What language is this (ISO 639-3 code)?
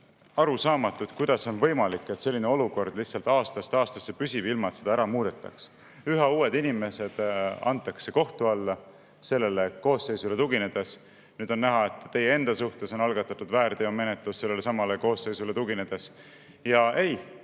est